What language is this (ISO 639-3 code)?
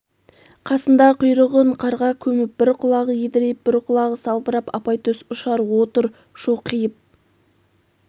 kaz